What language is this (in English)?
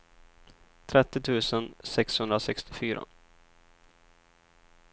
Swedish